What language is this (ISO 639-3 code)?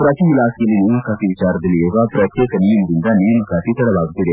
kan